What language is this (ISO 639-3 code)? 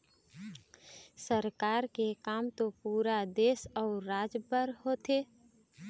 hne